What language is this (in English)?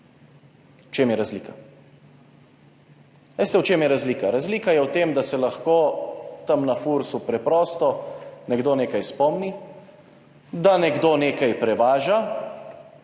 Slovenian